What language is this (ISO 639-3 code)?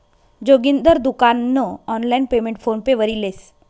mar